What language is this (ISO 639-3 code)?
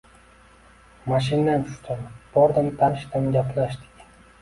uzb